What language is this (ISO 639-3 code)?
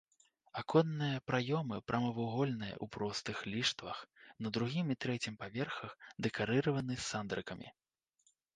bel